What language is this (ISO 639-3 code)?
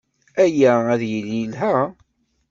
kab